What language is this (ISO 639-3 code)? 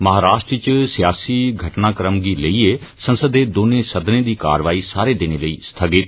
doi